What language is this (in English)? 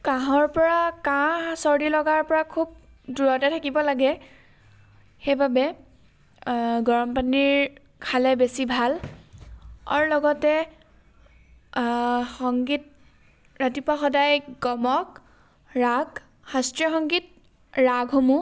Assamese